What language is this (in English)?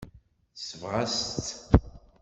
Kabyle